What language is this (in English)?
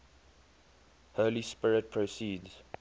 English